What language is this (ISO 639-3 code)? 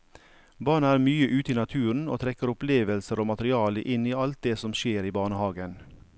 nor